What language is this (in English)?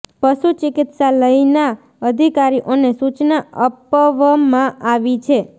Gujarati